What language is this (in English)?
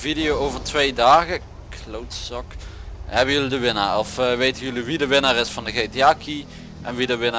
Dutch